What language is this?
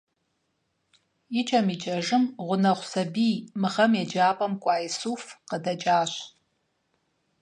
Kabardian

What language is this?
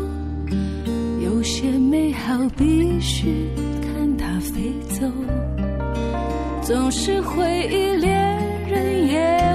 Chinese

